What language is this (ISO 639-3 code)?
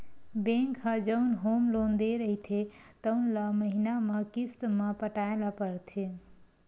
hne